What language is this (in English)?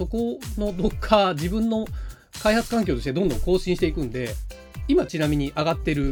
Japanese